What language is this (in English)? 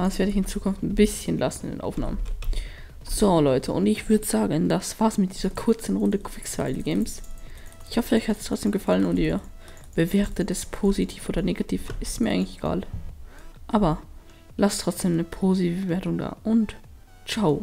German